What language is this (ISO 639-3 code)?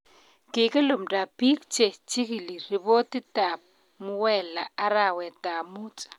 kln